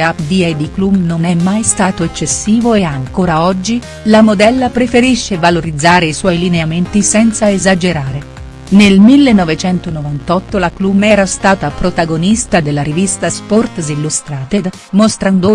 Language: Italian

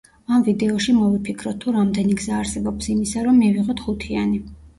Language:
Georgian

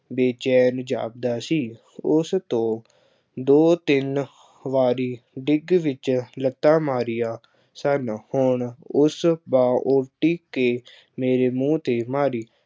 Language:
Punjabi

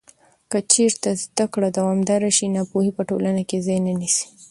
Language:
Pashto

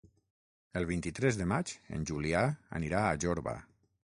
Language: Catalan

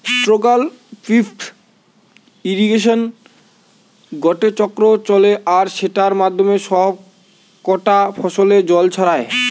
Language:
Bangla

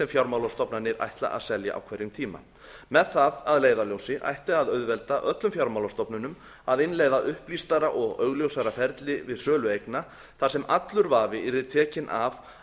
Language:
Icelandic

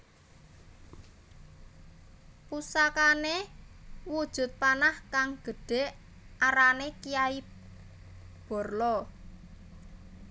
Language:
Javanese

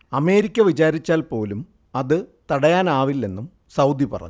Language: Malayalam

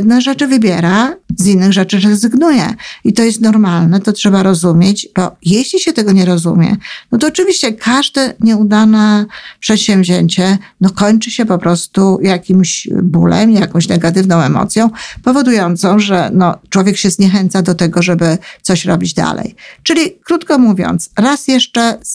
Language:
Polish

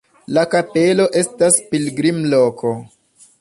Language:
Esperanto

